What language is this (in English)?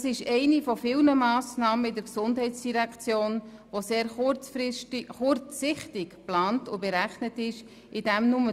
Swiss German